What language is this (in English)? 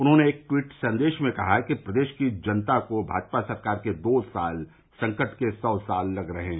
Hindi